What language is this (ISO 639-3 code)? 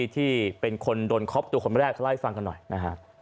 tha